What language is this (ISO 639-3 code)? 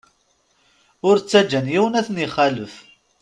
kab